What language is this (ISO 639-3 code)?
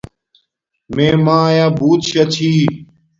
dmk